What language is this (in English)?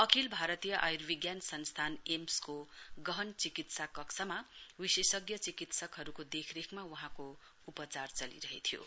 Nepali